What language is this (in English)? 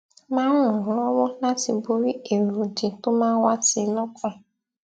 Yoruba